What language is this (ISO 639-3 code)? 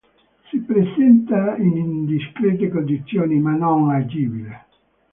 ita